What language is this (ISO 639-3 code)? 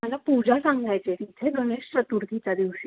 mar